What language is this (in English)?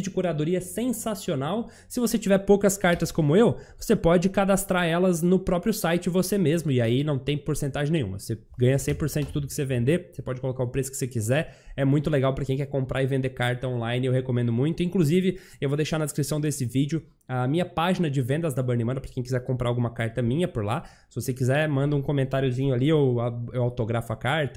Portuguese